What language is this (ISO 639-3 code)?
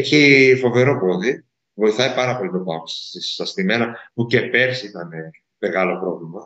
ell